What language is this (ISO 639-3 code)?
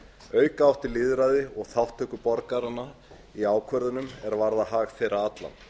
isl